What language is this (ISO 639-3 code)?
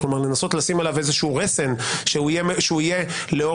heb